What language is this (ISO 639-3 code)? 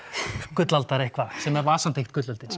isl